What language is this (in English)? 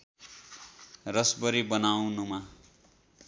Nepali